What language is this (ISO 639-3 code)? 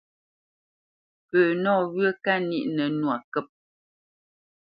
bce